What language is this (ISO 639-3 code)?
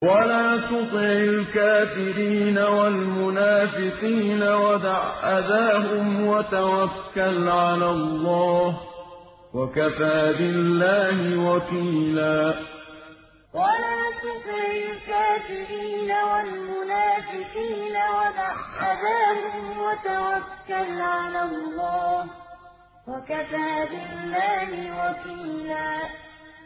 ara